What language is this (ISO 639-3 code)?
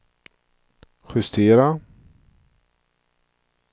swe